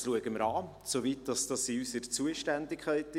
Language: Swiss German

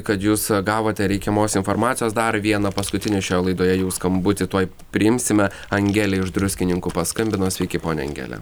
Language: Lithuanian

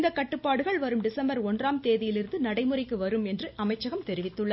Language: Tamil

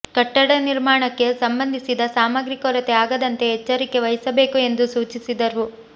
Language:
Kannada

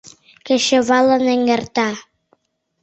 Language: Mari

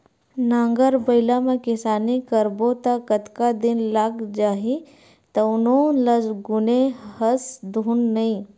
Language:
Chhattisgarhi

